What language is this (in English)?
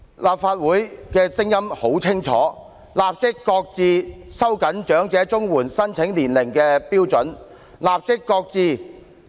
Cantonese